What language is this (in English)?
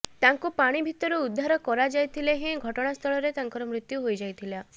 Odia